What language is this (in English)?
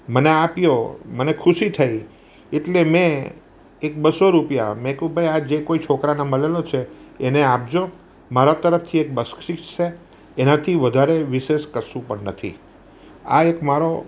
Gujarati